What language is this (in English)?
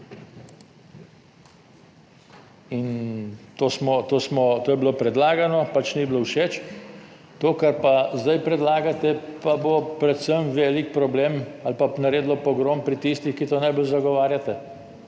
Slovenian